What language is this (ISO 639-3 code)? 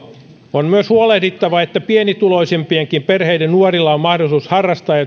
fin